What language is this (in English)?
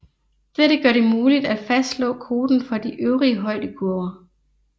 Danish